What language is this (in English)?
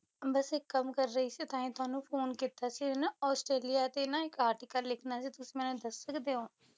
Punjabi